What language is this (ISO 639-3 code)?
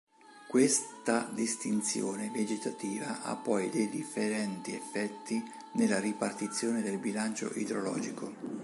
ita